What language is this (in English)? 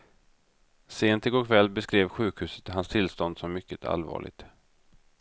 Swedish